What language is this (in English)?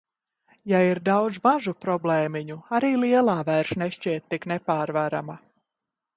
Latvian